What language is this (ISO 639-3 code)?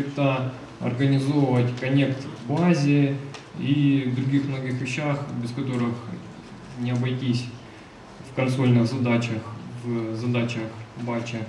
rus